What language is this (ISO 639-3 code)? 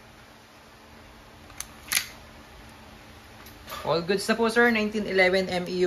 fil